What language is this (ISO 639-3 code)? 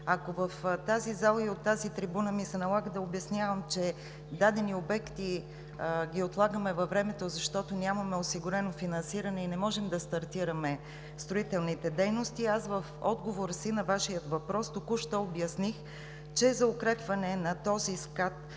bul